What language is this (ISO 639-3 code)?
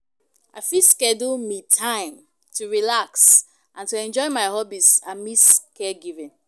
pcm